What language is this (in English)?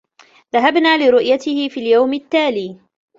Arabic